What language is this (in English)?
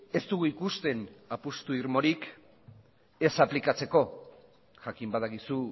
Basque